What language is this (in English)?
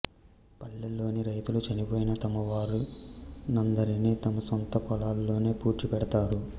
Telugu